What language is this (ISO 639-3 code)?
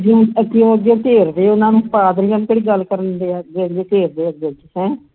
pan